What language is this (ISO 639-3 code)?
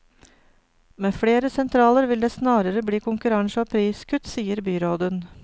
nor